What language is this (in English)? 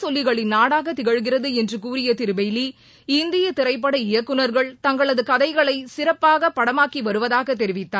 Tamil